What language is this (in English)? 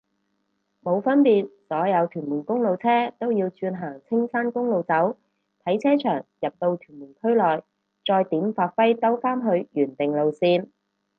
Cantonese